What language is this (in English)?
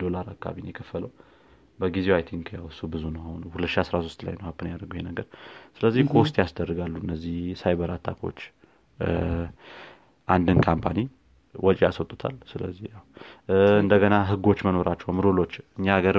Amharic